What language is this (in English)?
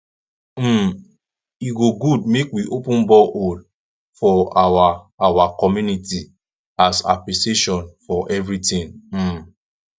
Nigerian Pidgin